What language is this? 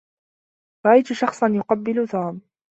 Arabic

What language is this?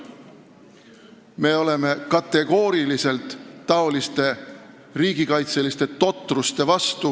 Estonian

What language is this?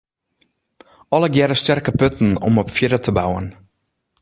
Western Frisian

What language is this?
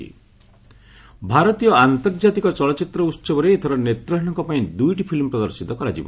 Odia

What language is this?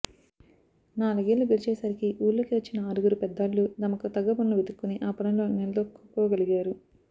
Telugu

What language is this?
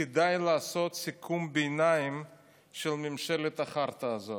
Hebrew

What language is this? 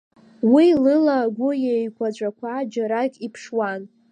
Abkhazian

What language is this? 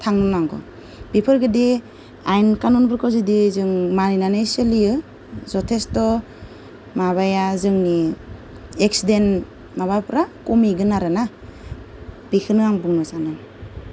Bodo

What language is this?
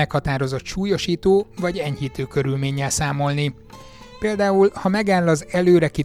Hungarian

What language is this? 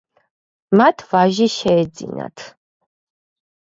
Georgian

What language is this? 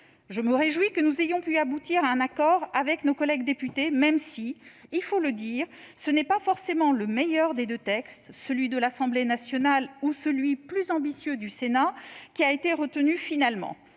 French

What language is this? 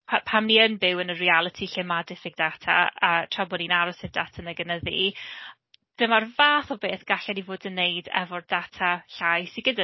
Welsh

